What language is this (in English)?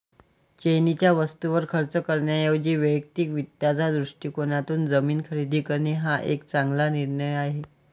Marathi